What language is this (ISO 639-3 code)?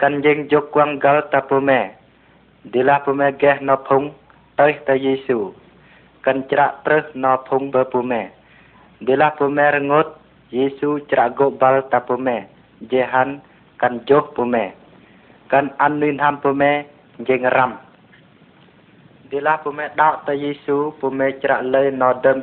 vie